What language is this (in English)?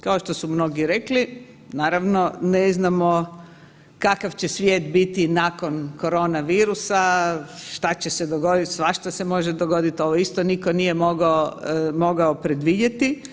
Croatian